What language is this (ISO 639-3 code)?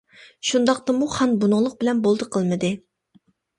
uig